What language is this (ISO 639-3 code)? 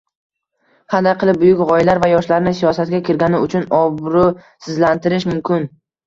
uzb